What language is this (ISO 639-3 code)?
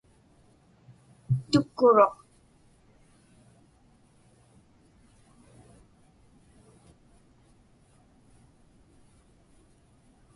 ipk